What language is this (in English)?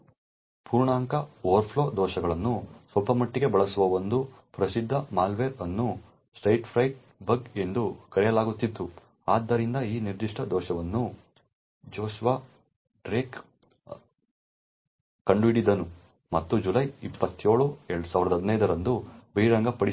Kannada